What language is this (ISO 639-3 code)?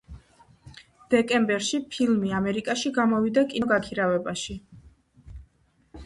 kat